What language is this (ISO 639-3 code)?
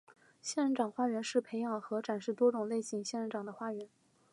zho